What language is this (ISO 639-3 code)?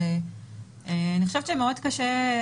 heb